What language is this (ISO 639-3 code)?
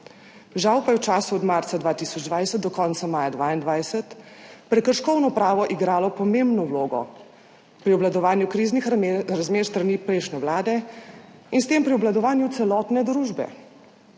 slv